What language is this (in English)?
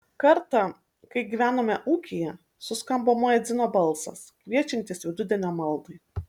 Lithuanian